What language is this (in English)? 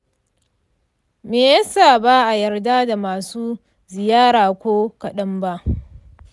Hausa